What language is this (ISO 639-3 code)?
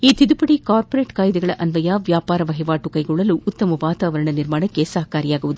kan